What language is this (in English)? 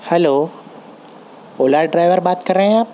Urdu